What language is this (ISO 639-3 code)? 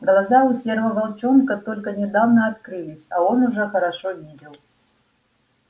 rus